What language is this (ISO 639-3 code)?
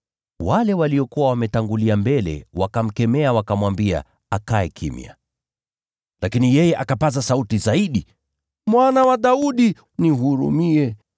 swa